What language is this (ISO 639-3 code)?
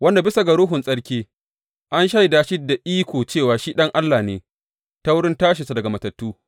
hau